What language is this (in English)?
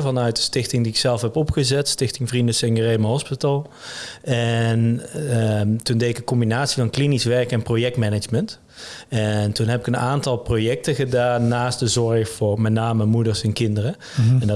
Dutch